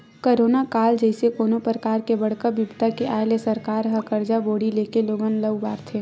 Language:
Chhattisgarhi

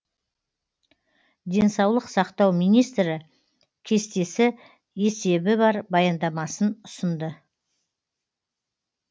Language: Kazakh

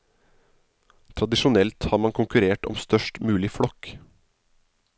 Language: Norwegian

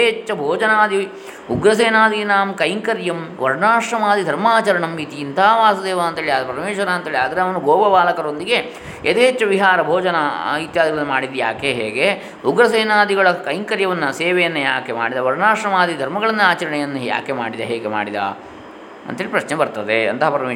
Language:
Kannada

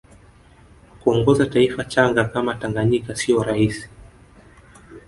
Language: Swahili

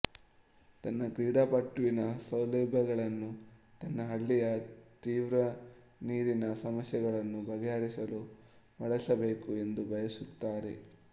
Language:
Kannada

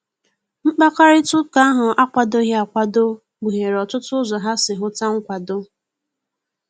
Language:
Igbo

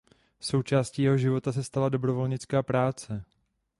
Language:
Czech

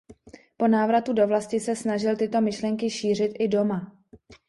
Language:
Czech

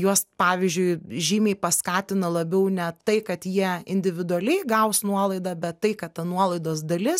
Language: Lithuanian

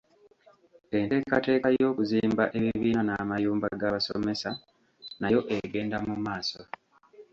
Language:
Ganda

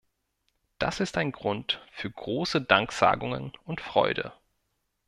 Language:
German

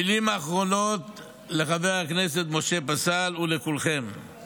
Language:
Hebrew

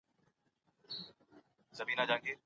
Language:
Pashto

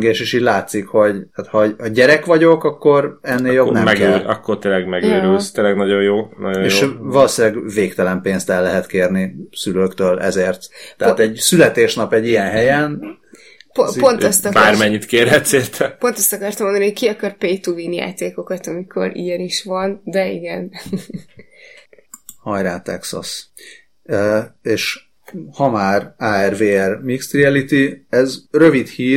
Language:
Hungarian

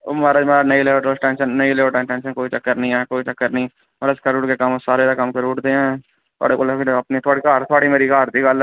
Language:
Dogri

